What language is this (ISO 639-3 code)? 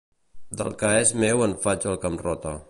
cat